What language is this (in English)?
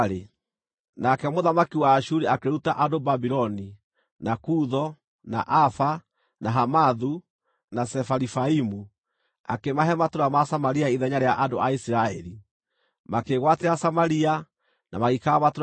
Kikuyu